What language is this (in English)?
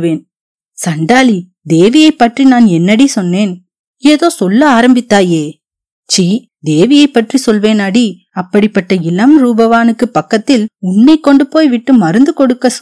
Tamil